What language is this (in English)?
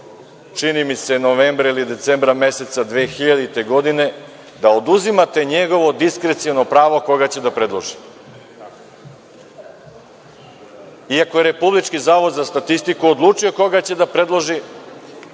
Serbian